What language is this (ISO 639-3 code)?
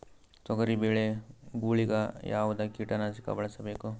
kan